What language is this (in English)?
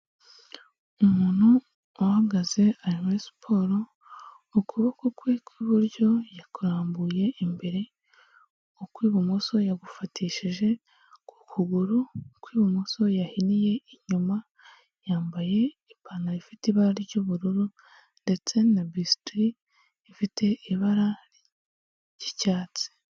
Kinyarwanda